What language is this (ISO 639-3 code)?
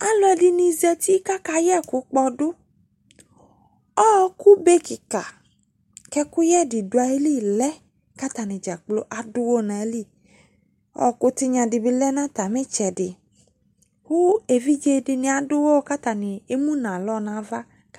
kpo